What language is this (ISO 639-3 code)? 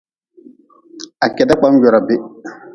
nmz